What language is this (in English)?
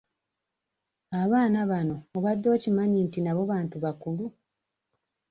Ganda